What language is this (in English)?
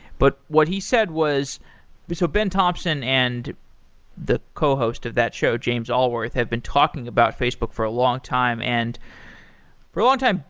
English